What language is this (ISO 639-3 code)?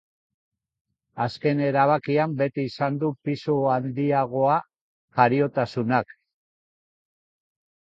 eus